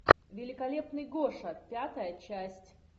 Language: Russian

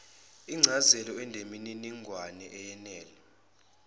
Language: Zulu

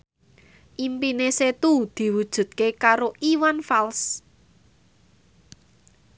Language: Javanese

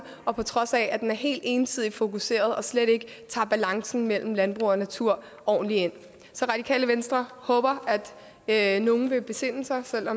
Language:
Danish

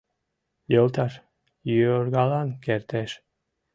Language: Mari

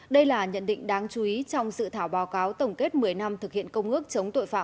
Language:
Vietnamese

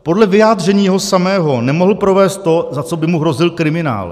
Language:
Czech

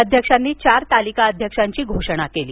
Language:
Marathi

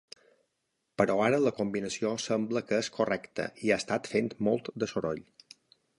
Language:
Catalan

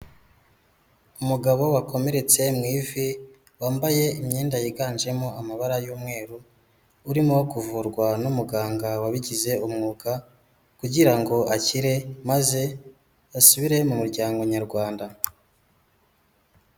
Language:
Kinyarwanda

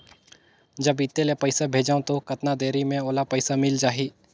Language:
Chhattisgarhi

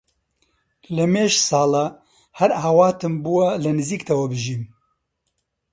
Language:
Central Kurdish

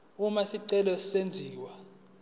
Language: Zulu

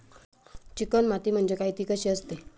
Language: Marathi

